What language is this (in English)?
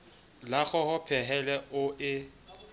Southern Sotho